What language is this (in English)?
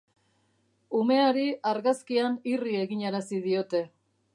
Basque